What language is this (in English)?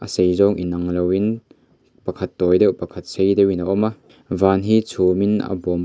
Mizo